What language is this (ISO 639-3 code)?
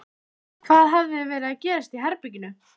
isl